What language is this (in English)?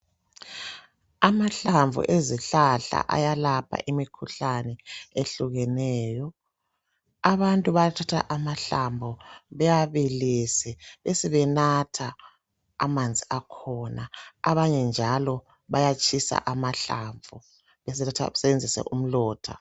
North Ndebele